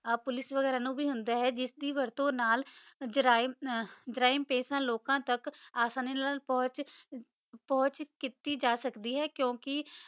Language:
Punjabi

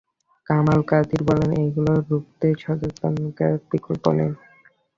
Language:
Bangla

